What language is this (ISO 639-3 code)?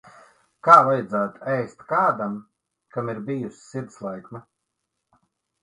lav